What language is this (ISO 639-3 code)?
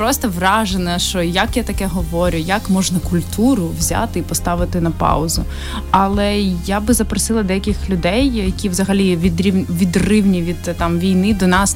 ukr